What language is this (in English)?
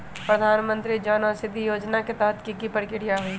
Magahi